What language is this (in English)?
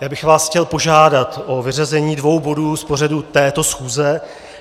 Czech